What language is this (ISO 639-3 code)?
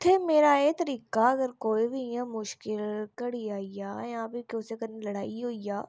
doi